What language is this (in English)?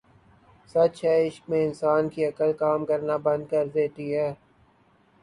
Urdu